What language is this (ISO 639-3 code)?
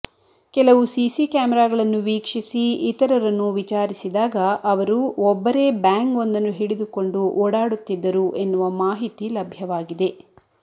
kan